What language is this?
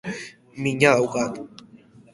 Basque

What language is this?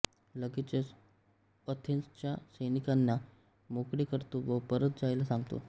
Marathi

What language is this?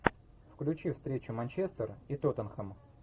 Russian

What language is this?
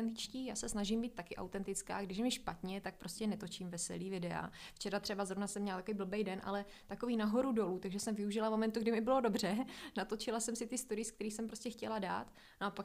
Czech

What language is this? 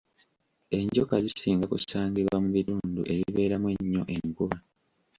Ganda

